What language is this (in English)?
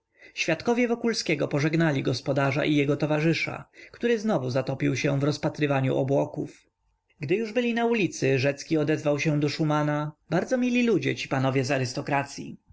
Polish